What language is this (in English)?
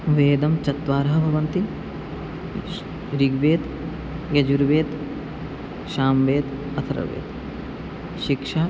Sanskrit